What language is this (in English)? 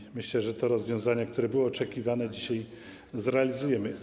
Polish